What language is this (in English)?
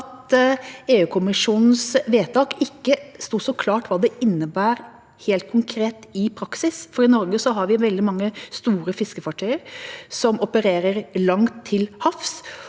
Norwegian